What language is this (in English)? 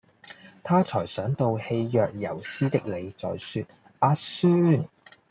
Cantonese